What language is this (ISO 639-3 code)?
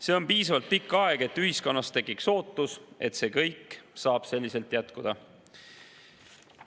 est